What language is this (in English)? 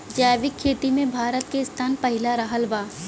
Bhojpuri